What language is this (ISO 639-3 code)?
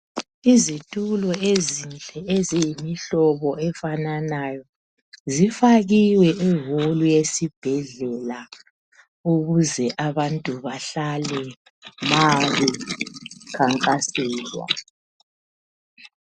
nde